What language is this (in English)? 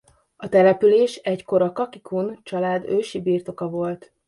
Hungarian